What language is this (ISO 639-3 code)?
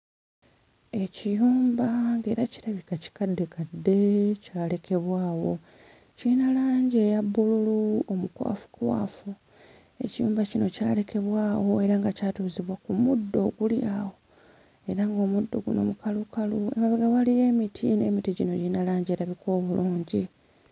lug